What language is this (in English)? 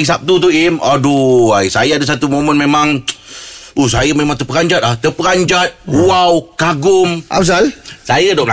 Malay